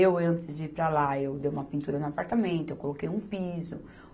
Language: Portuguese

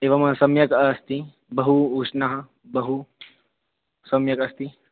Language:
Sanskrit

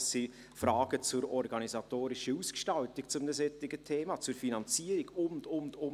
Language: Swiss German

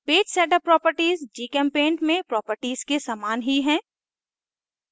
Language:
Hindi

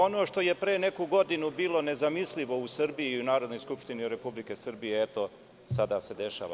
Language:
Serbian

